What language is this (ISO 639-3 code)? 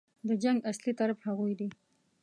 pus